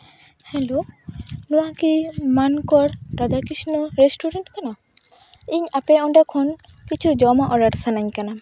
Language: Santali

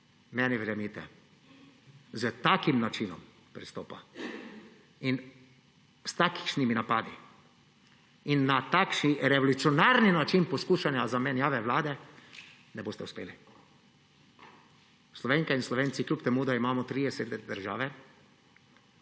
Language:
Slovenian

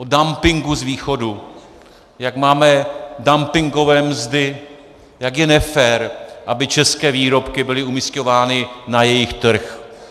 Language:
Czech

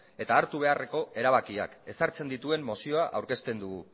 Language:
Basque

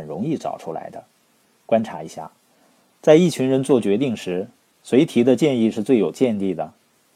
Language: Chinese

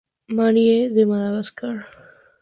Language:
Spanish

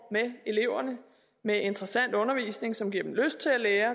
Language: Danish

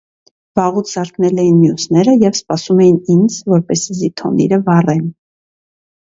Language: Armenian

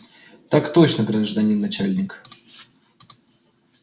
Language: Russian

